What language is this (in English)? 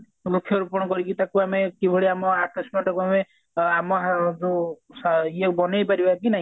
Odia